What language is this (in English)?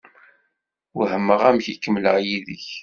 Kabyle